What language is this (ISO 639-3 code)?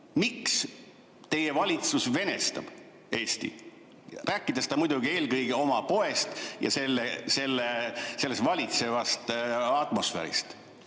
est